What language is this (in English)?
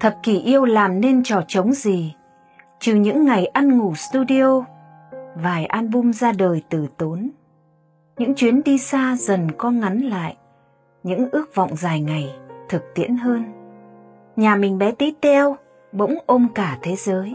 Vietnamese